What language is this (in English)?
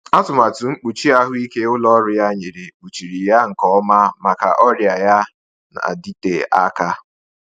Igbo